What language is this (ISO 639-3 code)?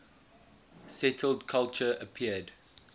eng